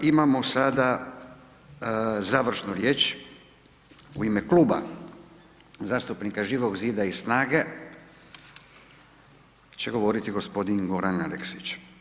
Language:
Croatian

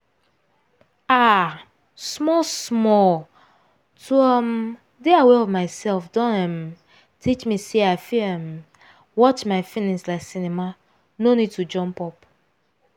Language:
Nigerian Pidgin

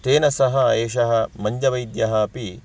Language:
Sanskrit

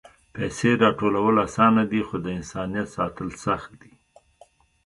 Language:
Pashto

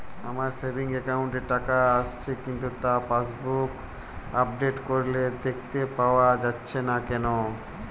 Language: Bangla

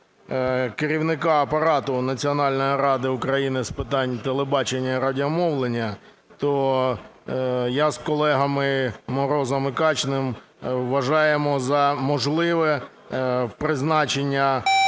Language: Ukrainian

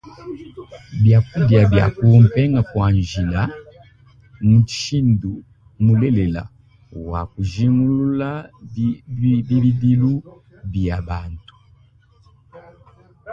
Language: Luba-Lulua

